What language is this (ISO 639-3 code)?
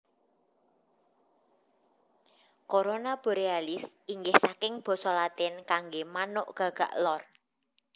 jav